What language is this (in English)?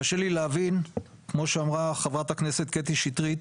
Hebrew